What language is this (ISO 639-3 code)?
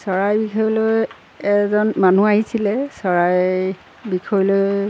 asm